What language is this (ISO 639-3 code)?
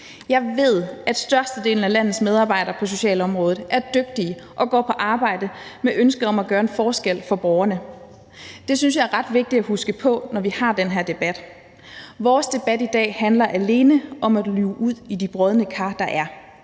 dan